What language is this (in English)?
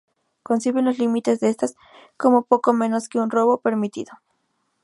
Spanish